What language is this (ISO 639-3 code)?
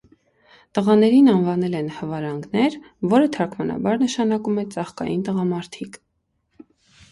hye